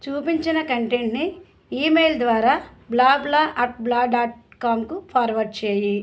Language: Telugu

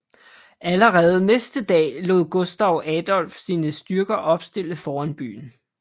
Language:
Danish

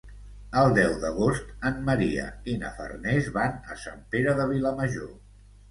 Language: Catalan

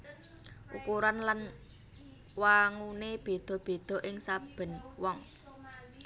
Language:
Javanese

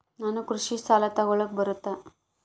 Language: Kannada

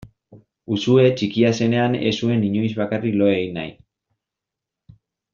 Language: Basque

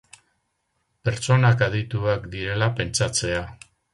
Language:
Basque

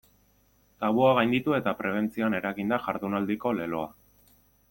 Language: Basque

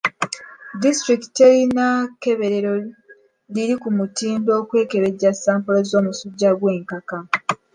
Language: Ganda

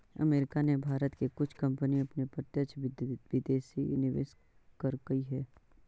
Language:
Magahi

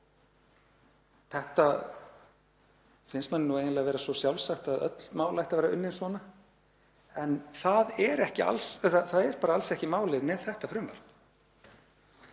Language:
Icelandic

